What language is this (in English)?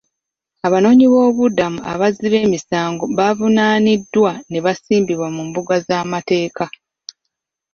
Ganda